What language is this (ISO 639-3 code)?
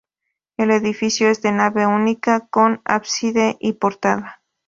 spa